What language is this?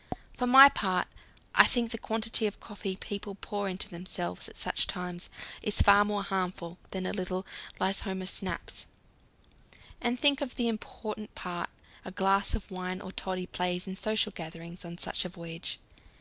English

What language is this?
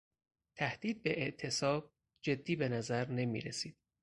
Persian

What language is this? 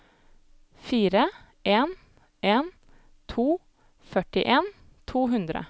Norwegian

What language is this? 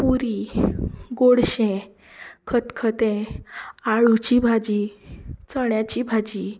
Konkani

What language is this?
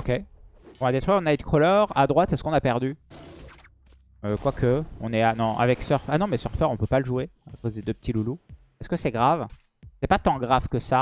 French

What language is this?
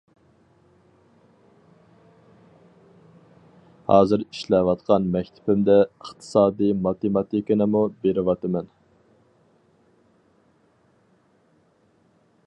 Uyghur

